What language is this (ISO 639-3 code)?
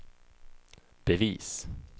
swe